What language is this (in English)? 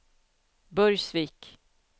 Swedish